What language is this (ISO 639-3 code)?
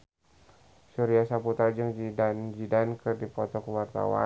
sun